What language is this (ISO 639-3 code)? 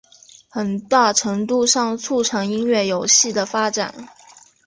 zho